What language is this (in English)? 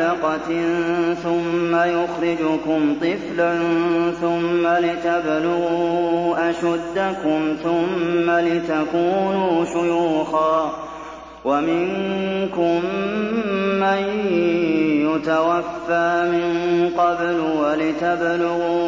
Arabic